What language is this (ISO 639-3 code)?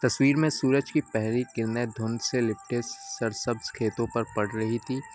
urd